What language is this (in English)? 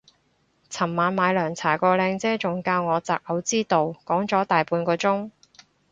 Cantonese